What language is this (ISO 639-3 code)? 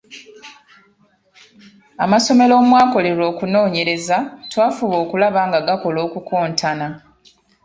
lug